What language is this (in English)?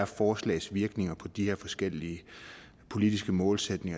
Danish